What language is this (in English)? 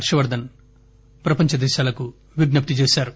Telugu